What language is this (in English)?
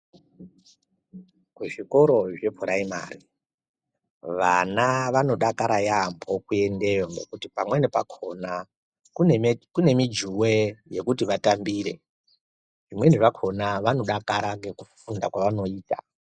Ndau